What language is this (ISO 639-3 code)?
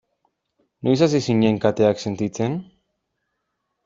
eus